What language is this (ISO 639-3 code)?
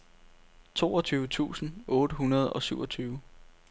dan